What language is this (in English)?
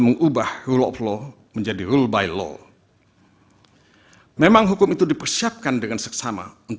Indonesian